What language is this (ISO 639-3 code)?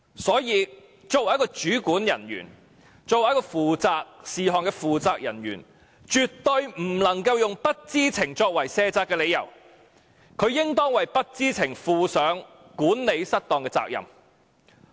yue